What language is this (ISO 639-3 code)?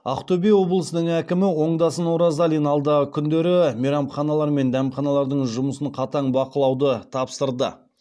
kaz